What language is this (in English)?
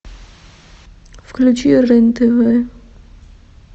Russian